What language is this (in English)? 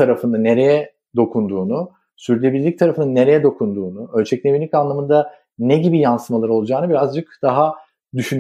Turkish